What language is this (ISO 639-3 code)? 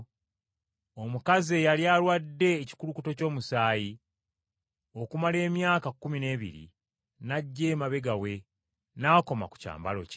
lug